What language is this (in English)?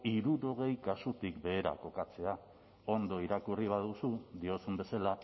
Basque